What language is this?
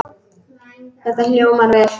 Icelandic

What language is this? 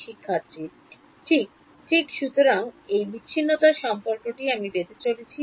Bangla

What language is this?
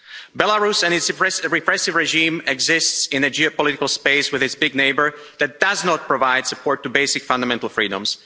English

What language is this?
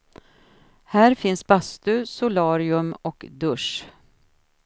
Swedish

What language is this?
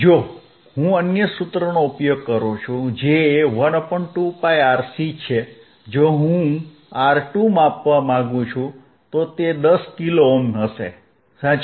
Gujarati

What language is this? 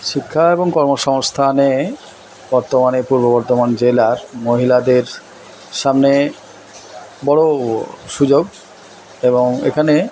Bangla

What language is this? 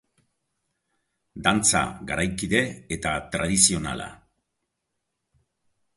Basque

